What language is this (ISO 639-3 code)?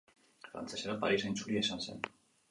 eus